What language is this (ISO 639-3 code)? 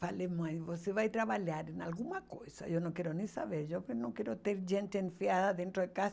por